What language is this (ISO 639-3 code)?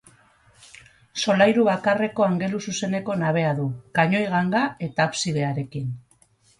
eus